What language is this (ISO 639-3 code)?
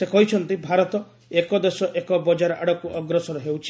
ori